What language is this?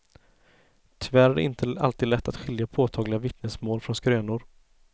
Swedish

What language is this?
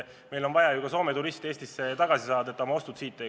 Estonian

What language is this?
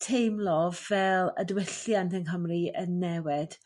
Welsh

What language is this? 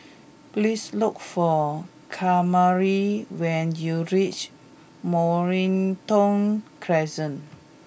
English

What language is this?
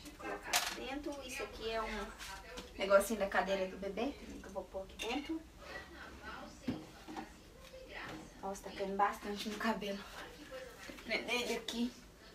Portuguese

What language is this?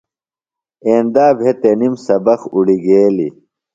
Phalura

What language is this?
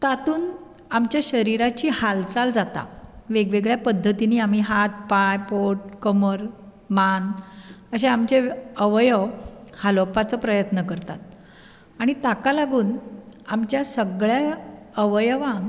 Konkani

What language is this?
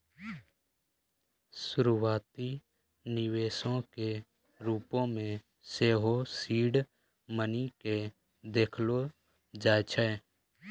Maithili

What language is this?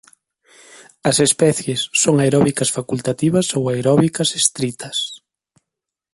Galician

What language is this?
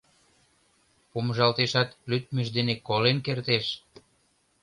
Mari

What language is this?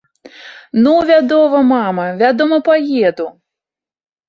Belarusian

